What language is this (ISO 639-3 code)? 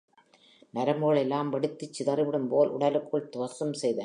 tam